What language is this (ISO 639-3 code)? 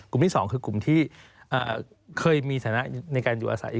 tha